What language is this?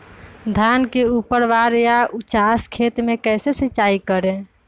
Magahi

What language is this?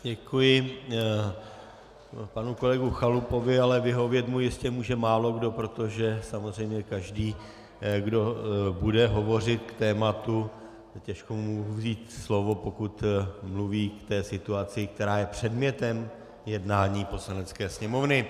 Czech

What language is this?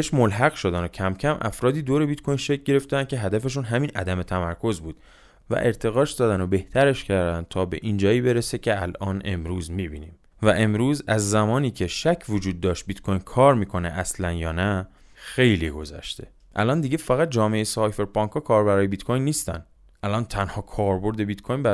Persian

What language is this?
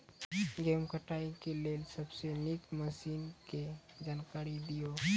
Maithili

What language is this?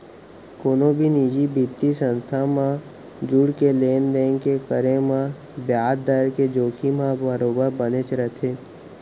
Chhattisgarhi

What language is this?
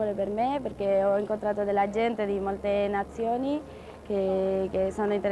Italian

